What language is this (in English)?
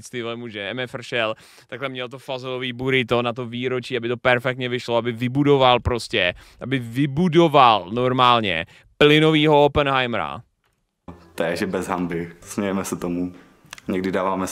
Czech